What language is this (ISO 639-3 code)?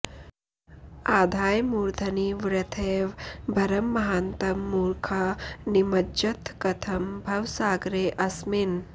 san